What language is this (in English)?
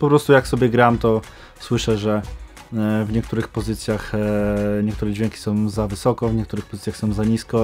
Polish